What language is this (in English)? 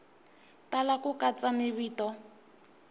Tsonga